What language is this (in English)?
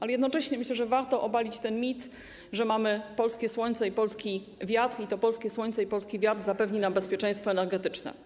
Polish